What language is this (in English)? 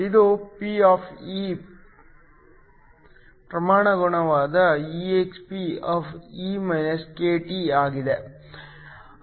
Kannada